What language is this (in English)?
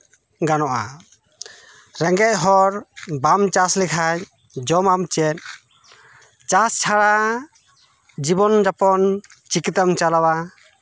Santali